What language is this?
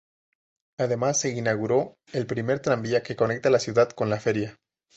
Spanish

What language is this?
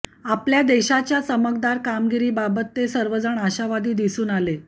Marathi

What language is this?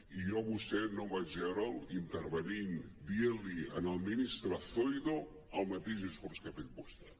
Catalan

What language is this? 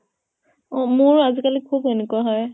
Assamese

